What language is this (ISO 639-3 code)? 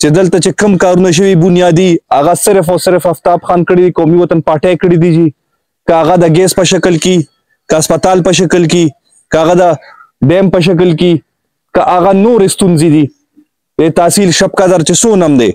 ara